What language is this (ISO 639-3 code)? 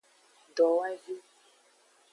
ajg